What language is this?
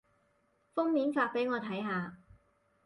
Cantonese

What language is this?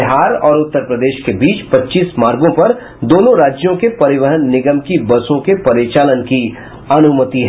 Hindi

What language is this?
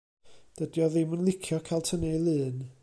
Welsh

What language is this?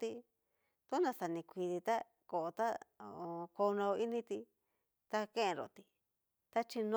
Cacaloxtepec Mixtec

